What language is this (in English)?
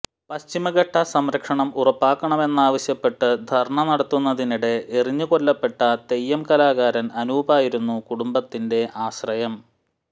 Malayalam